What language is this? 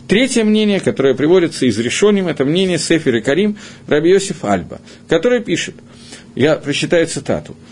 Russian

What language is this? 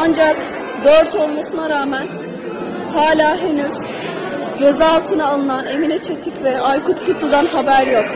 Turkish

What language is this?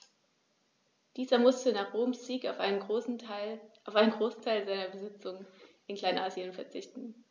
German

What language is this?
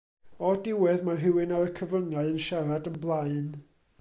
Welsh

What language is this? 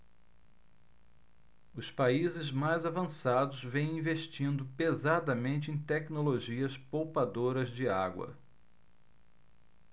Portuguese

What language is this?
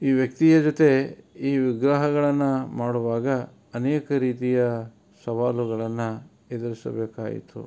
Kannada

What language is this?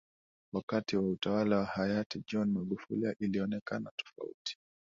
Swahili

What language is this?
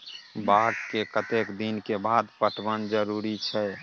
Maithili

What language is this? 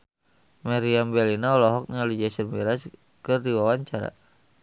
Sundanese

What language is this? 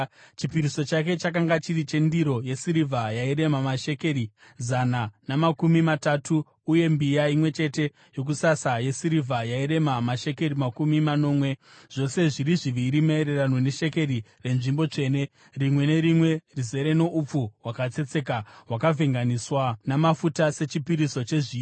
Shona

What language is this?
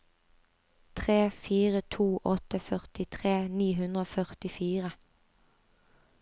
Norwegian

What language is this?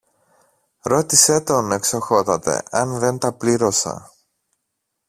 Greek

